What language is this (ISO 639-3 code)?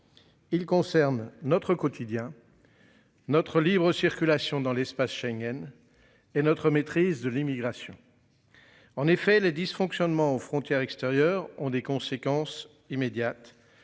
fra